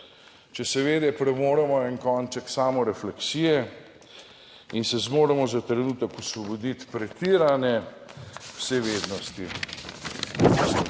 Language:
Slovenian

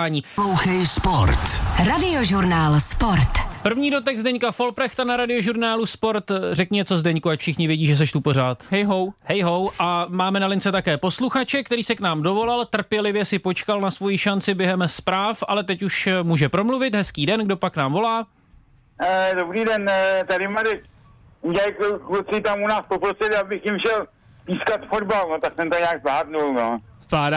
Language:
Czech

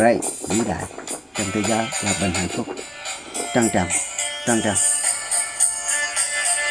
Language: Vietnamese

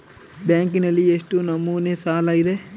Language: Kannada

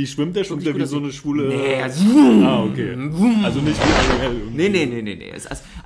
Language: German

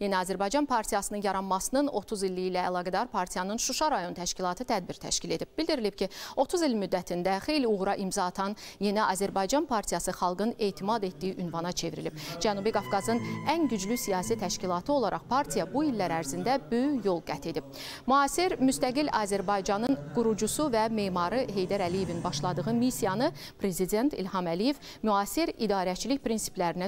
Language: Turkish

